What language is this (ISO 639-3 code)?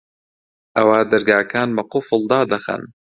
ckb